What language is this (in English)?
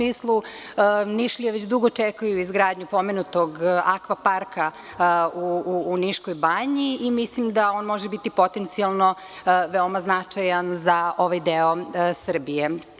Serbian